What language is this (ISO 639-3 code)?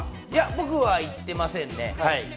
jpn